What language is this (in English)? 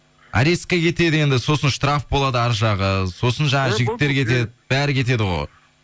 Kazakh